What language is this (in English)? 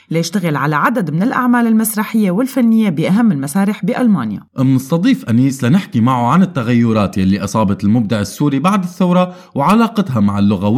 Arabic